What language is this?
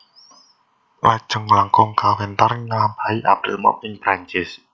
Javanese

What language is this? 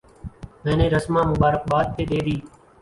Urdu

